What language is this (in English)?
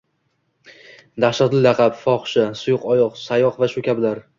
Uzbek